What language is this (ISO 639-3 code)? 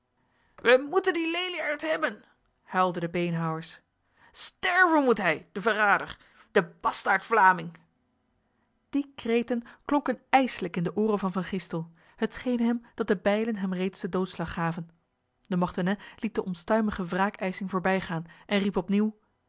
nld